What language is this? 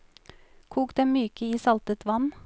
Norwegian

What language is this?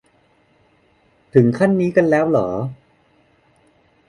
Thai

